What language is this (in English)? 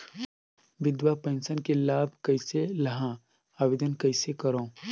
Chhattisgarhi